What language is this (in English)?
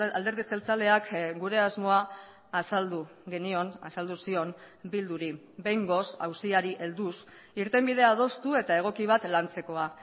Basque